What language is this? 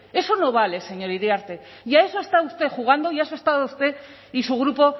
Spanish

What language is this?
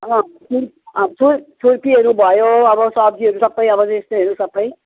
Nepali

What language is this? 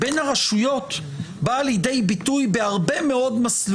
Hebrew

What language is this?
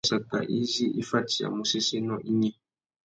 Tuki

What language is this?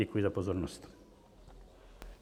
Czech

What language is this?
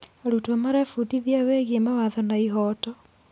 Kikuyu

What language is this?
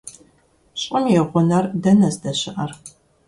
Kabardian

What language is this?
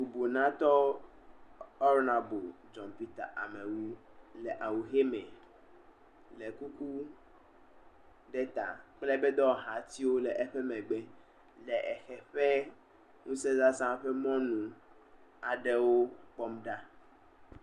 Ewe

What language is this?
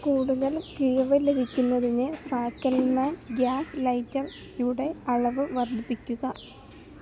Malayalam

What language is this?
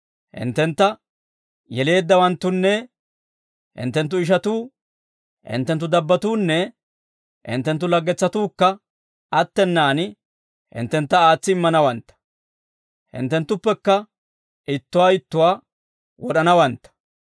Dawro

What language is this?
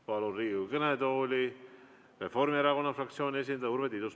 Estonian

